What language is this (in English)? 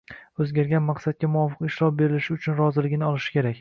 Uzbek